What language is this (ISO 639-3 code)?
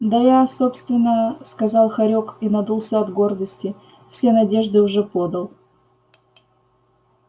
rus